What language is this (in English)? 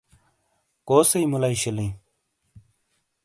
Shina